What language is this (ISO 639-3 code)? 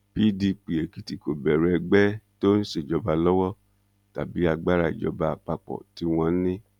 yor